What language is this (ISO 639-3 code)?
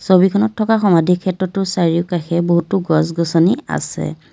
asm